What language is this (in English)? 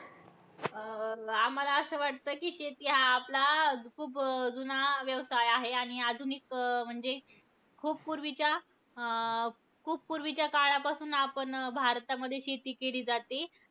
Marathi